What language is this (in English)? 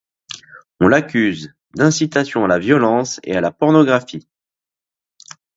French